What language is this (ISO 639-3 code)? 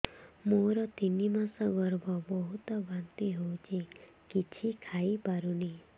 ori